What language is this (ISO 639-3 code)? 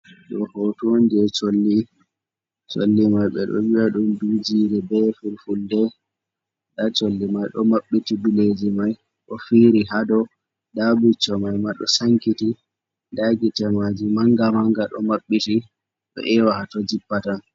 ful